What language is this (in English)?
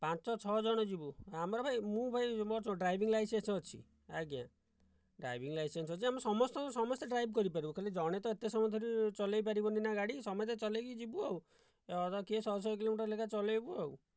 Odia